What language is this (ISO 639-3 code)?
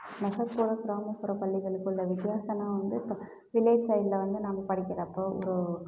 tam